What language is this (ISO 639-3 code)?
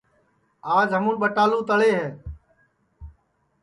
ssi